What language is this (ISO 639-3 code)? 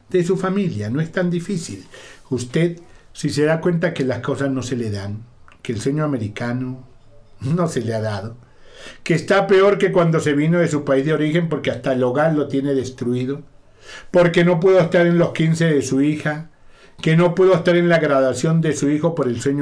spa